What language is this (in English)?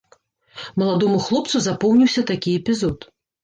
Belarusian